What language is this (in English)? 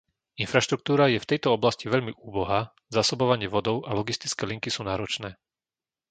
Slovak